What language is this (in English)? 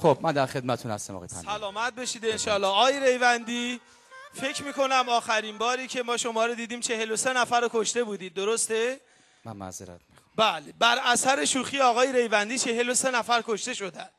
Persian